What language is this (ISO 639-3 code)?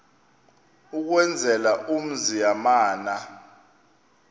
xho